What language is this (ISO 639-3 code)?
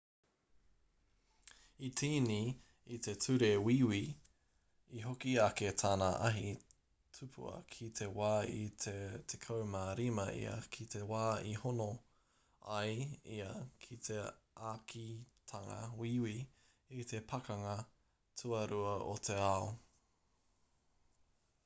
mri